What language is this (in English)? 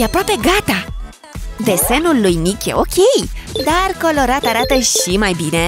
Romanian